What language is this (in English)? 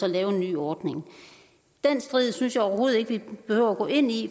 Danish